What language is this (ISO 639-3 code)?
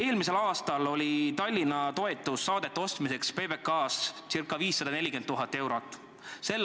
est